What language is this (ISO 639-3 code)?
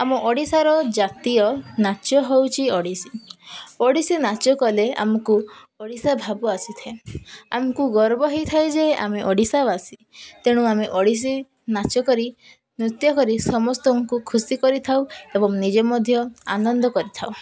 ori